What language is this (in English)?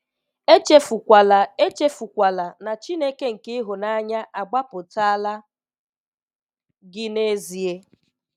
Igbo